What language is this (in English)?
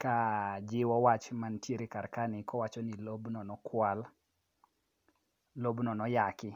Luo (Kenya and Tanzania)